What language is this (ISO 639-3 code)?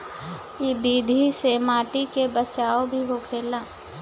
bho